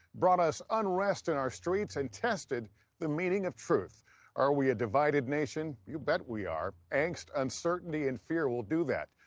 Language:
English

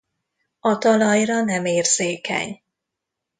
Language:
Hungarian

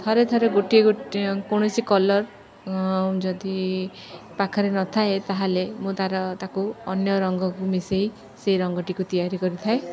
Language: Odia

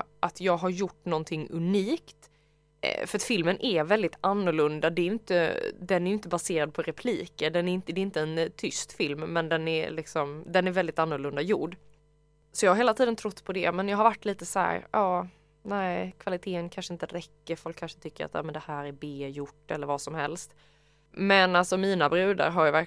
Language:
Swedish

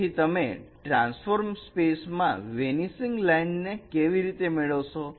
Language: Gujarati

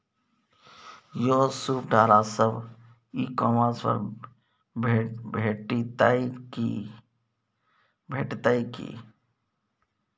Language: Maithili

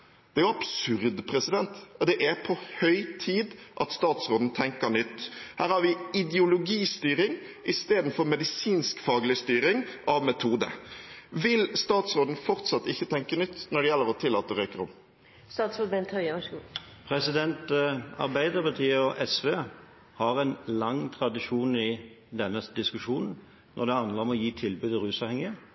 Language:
Norwegian Bokmål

